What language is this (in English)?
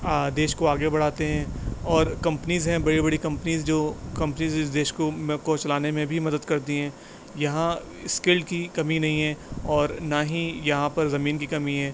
Urdu